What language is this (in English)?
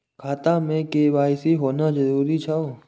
Maithili